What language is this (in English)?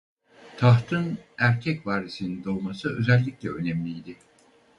Turkish